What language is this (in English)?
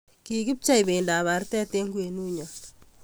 Kalenjin